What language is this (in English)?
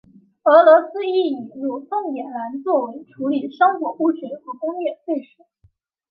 Chinese